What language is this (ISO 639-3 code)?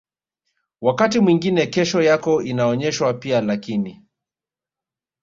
swa